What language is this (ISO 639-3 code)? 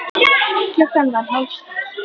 isl